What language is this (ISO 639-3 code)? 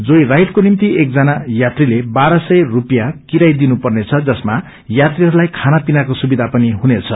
nep